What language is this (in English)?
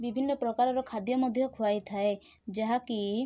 Odia